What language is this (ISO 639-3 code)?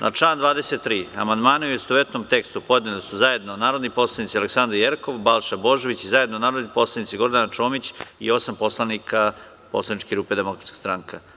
srp